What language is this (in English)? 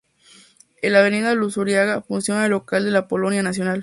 Spanish